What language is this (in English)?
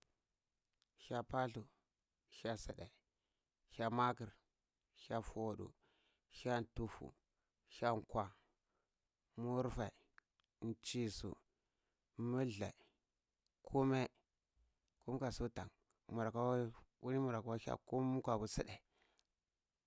Cibak